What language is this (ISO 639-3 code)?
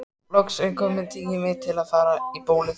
isl